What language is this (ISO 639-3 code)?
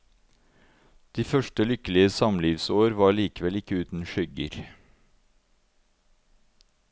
nor